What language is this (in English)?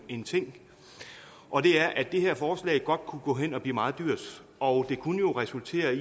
Danish